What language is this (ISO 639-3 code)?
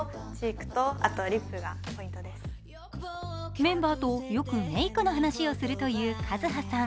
jpn